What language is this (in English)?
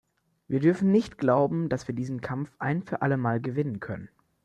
German